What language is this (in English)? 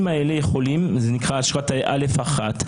Hebrew